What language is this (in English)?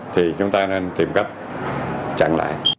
Vietnamese